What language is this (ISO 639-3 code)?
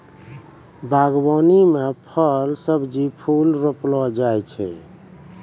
mai